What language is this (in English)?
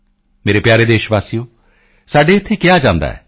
Punjabi